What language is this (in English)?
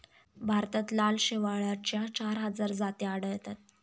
Marathi